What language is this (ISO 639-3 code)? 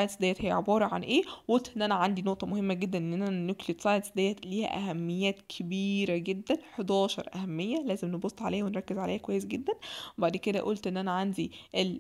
ara